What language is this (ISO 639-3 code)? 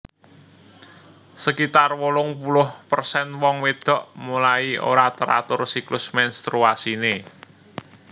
jav